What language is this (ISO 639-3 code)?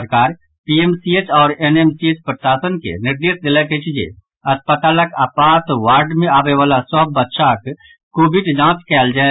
mai